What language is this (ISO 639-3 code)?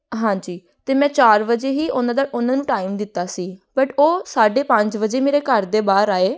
pan